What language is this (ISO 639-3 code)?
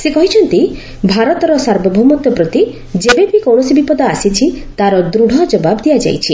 ori